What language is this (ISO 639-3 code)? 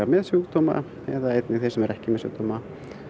isl